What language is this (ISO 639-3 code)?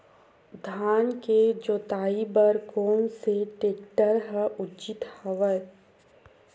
hne